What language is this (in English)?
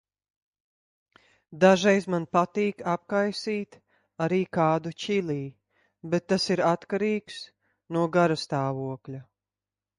Latvian